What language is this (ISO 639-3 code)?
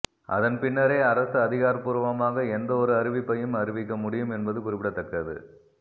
tam